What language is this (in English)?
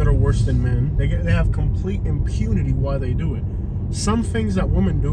English